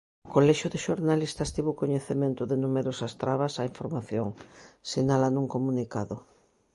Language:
Galician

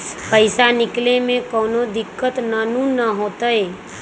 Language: Magahi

